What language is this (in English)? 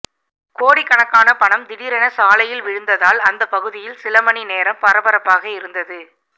Tamil